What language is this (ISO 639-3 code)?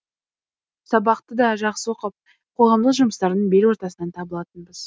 kaz